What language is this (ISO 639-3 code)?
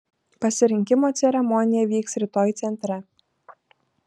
lit